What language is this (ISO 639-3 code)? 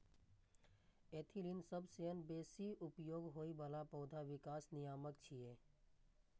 mai